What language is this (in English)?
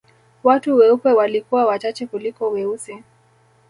Swahili